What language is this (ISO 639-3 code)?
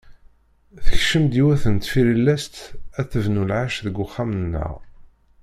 kab